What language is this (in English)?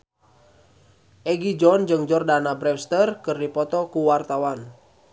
Sundanese